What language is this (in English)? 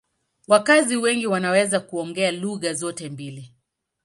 Swahili